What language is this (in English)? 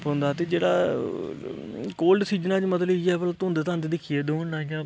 Dogri